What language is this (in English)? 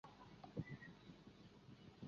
Chinese